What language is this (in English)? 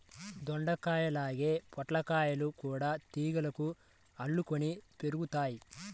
Telugu